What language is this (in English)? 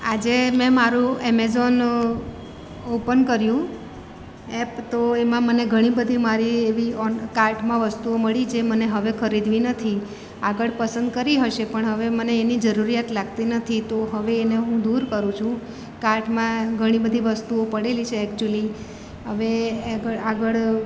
Gujarati